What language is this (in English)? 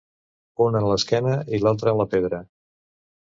Catalan